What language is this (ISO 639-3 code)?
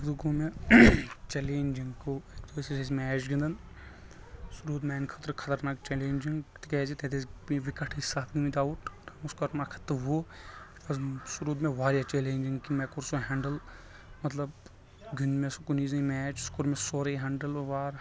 kas